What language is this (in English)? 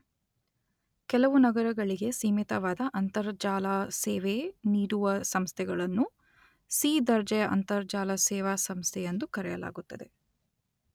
Kannada